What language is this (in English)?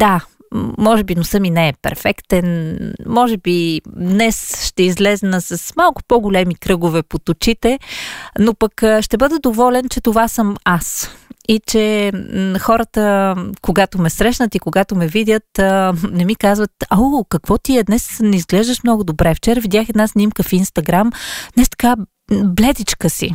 Bulgarian